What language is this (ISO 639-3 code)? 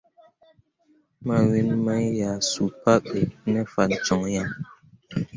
mua